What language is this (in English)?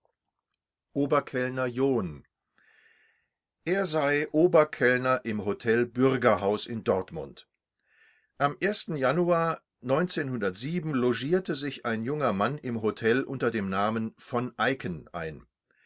German